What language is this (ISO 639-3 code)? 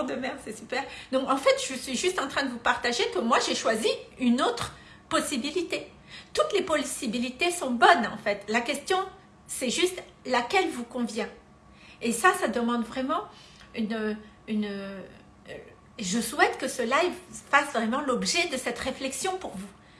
fra